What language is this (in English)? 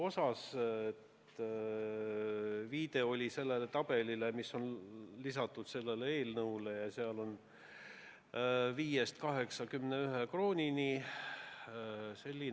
Estonian